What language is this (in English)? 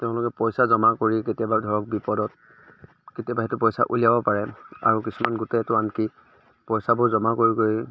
Assamese